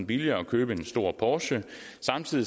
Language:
Danish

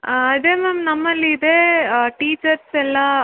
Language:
Kannada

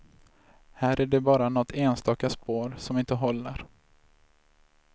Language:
Swedish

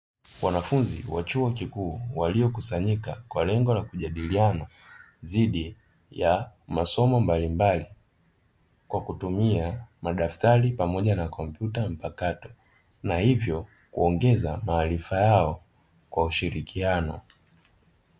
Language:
Swahili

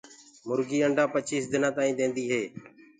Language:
Gurgula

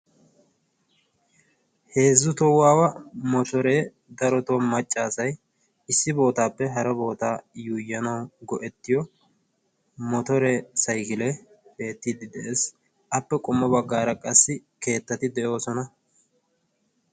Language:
Wolaytta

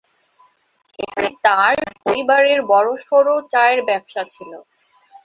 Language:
Bangla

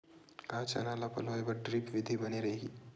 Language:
Chhattisgarhi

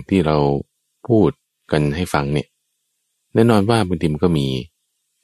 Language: Thai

